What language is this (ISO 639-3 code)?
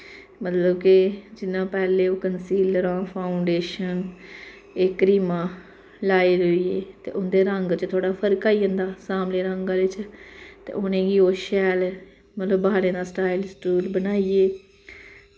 doi